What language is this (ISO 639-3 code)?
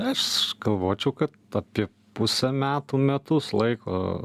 lit